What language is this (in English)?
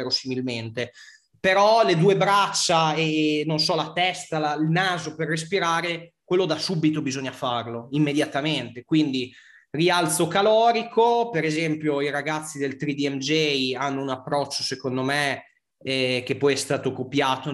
Italian